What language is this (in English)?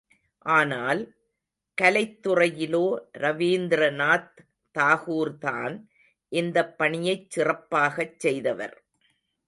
Tamil